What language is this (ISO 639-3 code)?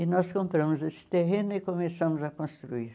por